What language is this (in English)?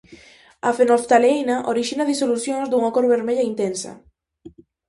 Galician